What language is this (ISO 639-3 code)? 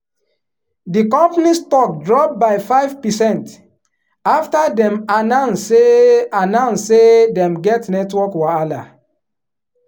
pcm